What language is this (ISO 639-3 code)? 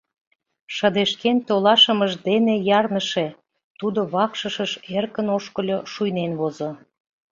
chm